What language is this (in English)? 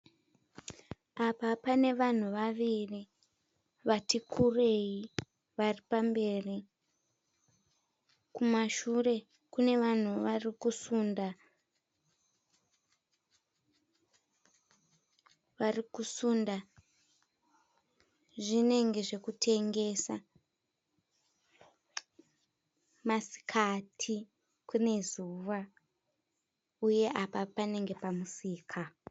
Shona